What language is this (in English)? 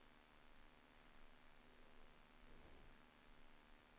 Norwegian